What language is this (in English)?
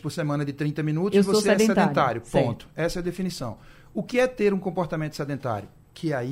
Portuguese